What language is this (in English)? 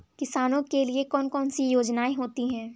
Hindi